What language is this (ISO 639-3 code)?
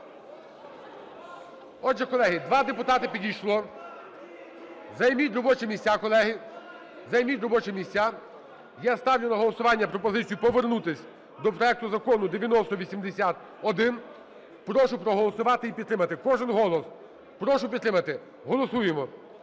ukr